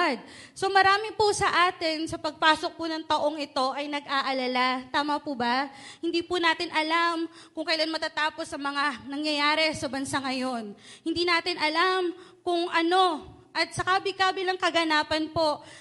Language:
Filipino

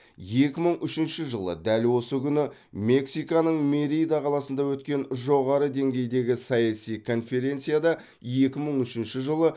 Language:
Kazakh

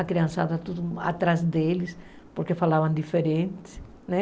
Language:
Portuguese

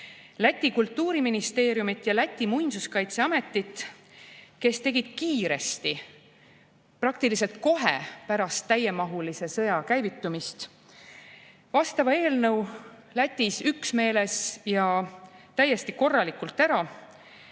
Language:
Estonian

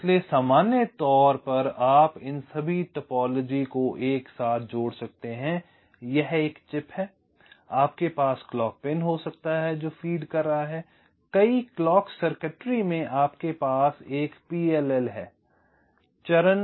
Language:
Hindi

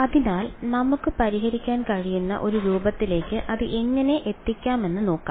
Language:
Malayalam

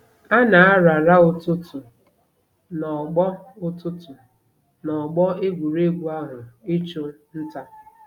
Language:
Igbo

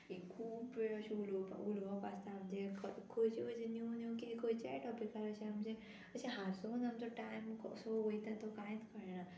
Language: Konkani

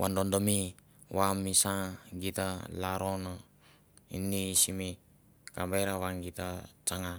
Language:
Mandara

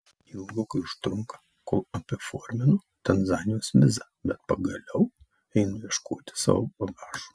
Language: Lithuanian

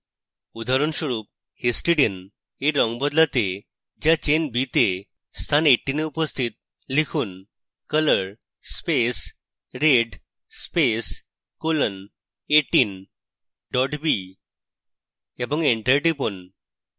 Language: Bangla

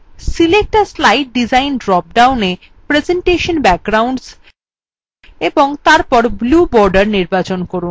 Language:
Bangla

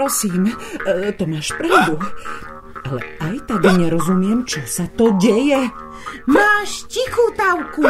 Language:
Slovak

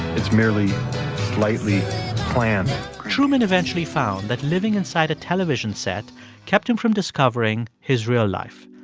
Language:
English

